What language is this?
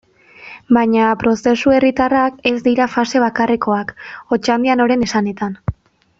Basque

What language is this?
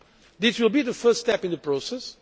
English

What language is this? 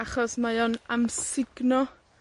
Welsh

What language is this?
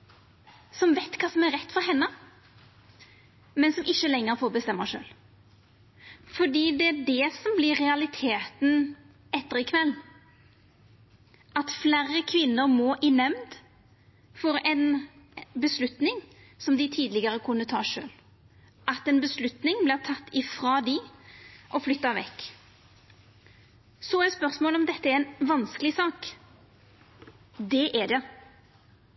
Norwegian Nynorsk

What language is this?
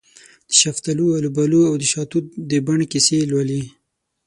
Pashto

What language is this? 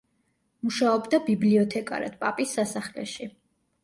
Georgian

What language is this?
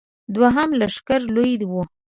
Pashto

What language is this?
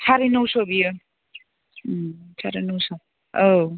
Bodo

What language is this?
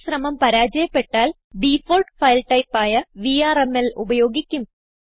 Malayalam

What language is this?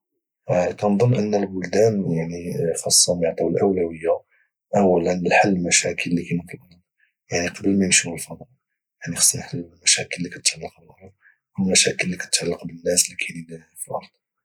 Moroccan Arabic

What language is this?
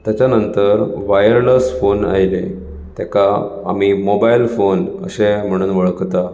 Konkani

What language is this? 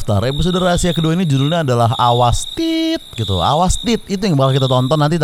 Indonesian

